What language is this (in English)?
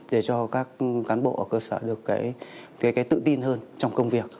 Vietnamese